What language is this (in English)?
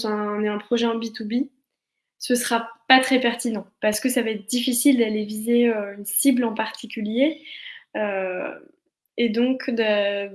French